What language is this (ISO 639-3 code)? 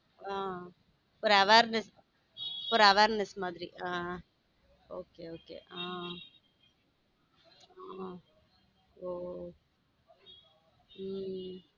tam